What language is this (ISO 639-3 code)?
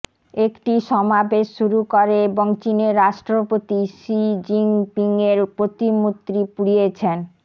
ben